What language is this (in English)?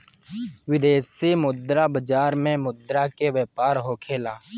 Bhojpuri